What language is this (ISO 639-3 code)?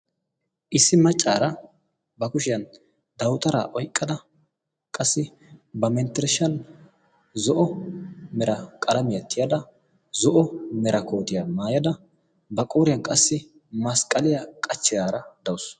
wal